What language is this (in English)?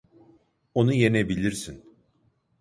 Turkish